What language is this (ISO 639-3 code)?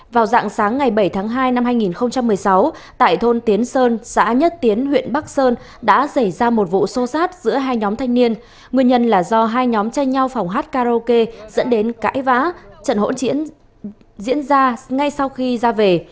vie